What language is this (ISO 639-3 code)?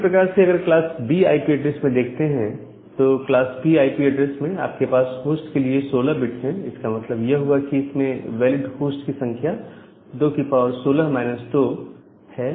hin